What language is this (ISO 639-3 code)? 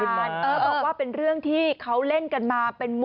tha